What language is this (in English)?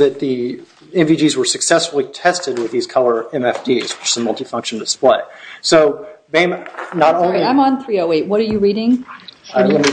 English